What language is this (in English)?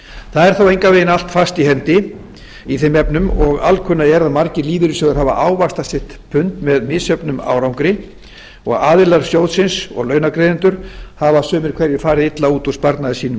Icelandic